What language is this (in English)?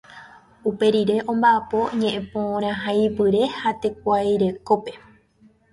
Guarani